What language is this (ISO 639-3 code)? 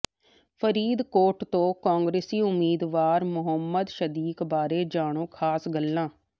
pan